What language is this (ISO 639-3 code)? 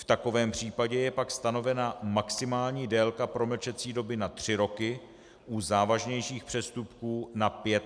ces